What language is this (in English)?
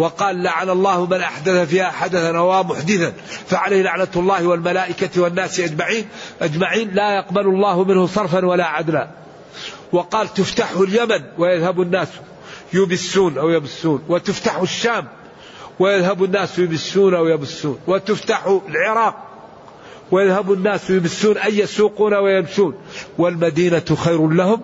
Arabic